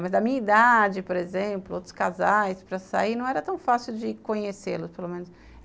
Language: Portuguese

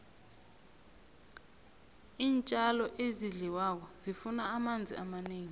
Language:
South Ndebele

